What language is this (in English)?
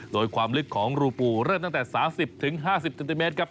Thai